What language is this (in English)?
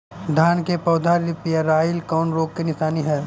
Bhojpuri